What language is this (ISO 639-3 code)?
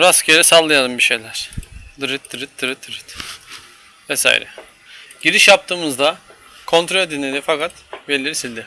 tur